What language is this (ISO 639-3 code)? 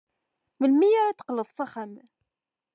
kab